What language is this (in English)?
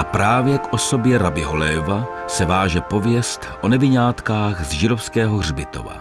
Czech